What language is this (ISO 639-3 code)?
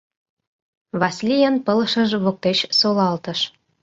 chm